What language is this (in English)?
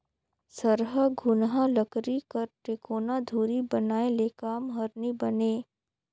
Chhattisgarhi